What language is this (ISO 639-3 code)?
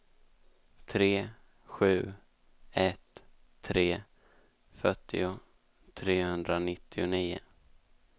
swe